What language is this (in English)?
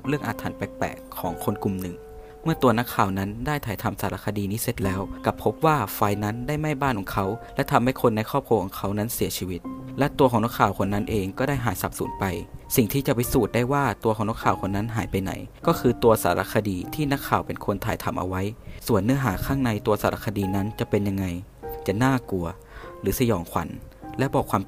Thai